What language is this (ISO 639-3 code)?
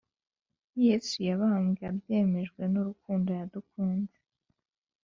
kin